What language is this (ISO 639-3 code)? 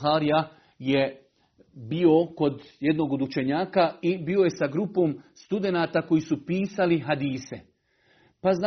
hrv